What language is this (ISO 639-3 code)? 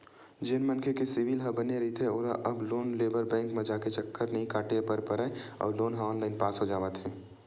hne